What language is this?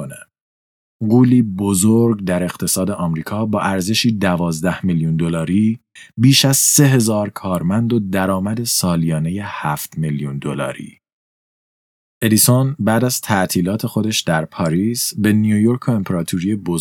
Persian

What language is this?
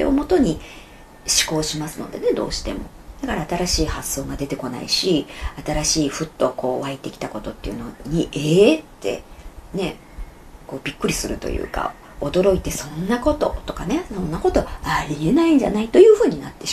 Japanese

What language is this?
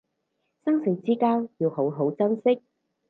Cantonese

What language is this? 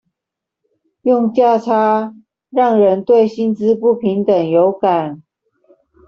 Chinese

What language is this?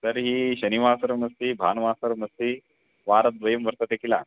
Sanskrit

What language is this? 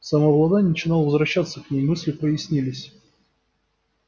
Russian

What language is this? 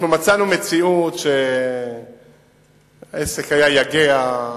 Hebrew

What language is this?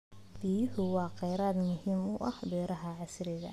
Somali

